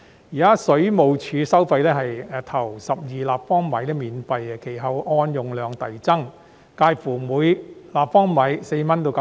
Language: Cantonese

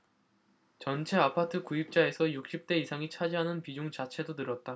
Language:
Korean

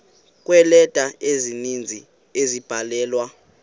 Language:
Xhosa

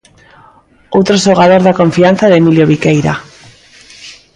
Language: Galician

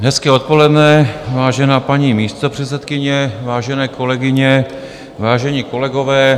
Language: Czech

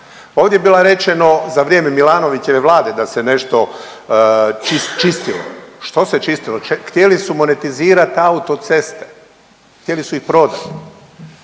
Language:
Croatian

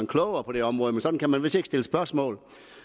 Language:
Danish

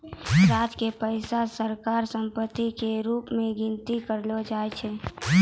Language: Maithili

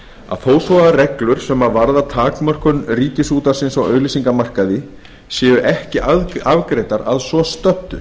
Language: Icelandic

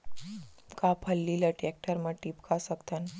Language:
Chhattisgarhi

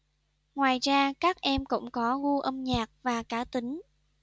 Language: Vietnamese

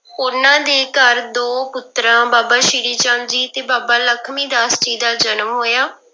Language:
Punjabi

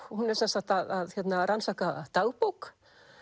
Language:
Icelandic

